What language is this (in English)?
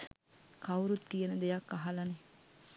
Sinhala